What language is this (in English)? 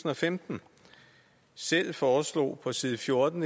Danish